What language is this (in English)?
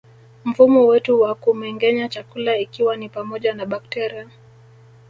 Swahili